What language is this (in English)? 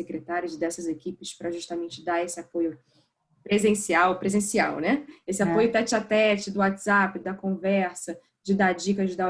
Portuguese